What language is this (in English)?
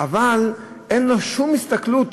Hebrew